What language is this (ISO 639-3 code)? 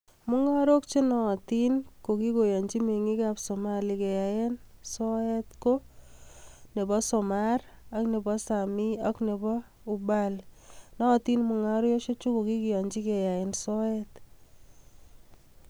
kln